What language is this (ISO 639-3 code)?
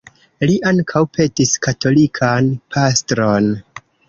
epo